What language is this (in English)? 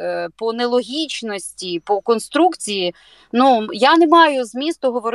Ukrainian